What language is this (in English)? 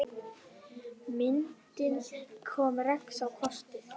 Icelandic